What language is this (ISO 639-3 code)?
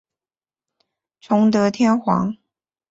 zho